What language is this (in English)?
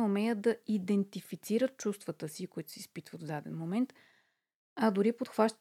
Bulgarian